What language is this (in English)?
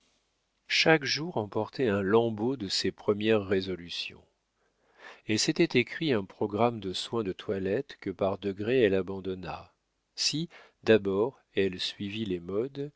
French